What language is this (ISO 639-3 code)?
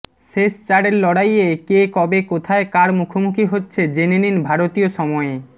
ben